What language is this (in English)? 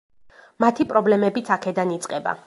Georgian